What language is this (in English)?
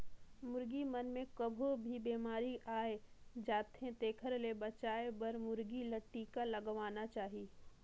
Chhattisgarhi